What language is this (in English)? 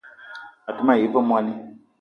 Eton (Cameroon)